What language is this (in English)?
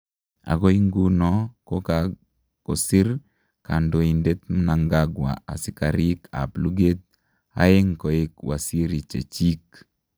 Kalenjin